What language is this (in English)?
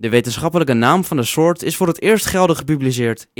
Dutch